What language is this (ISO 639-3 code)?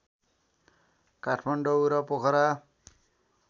nep